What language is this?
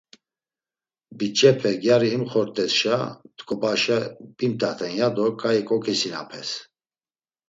Laz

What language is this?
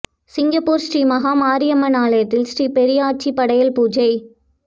Tamil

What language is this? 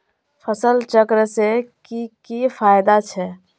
Magahi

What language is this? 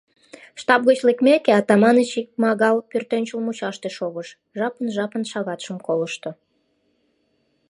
Mari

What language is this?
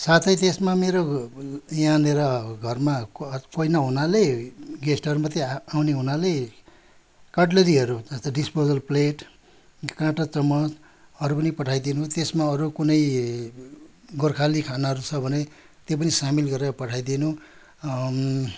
Nepali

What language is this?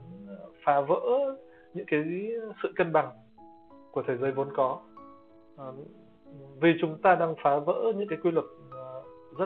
Vietnamese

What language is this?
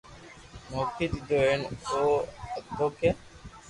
Loarki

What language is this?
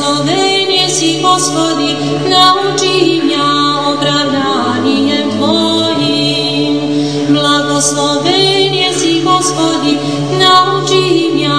Romanian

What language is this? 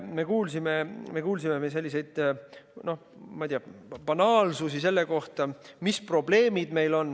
Estonian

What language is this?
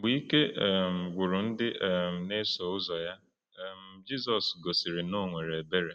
Igbo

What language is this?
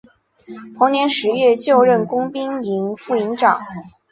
Chinese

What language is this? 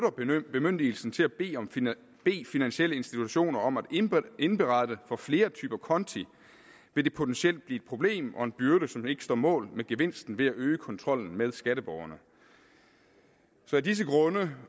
Danish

